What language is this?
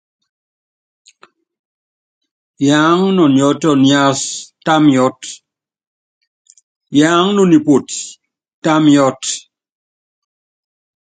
Yangben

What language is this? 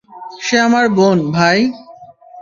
Bangla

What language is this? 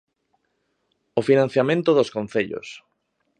Galician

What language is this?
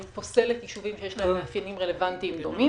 Hebrew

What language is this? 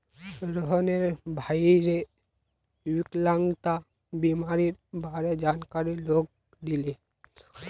Magahi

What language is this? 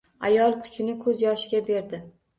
Uzbek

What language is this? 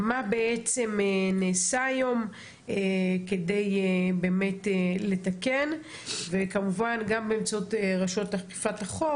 Hebrew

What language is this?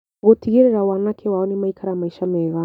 Kikuyu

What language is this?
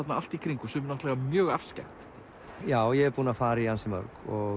Icelandic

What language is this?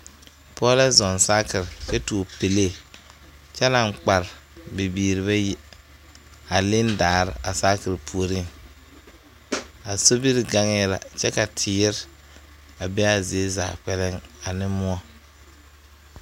Southern Dagaare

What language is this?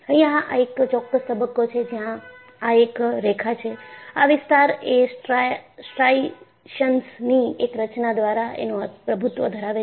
Gujarati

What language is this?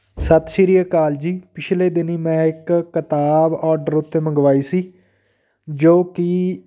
Punjabi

